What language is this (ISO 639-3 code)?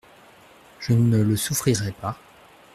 fra